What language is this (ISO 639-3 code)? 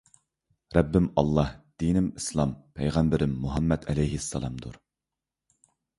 uig